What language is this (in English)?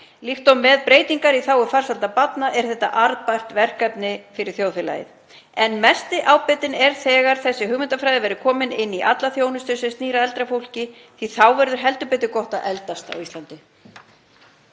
Icelandic